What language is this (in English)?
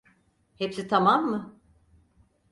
Turkish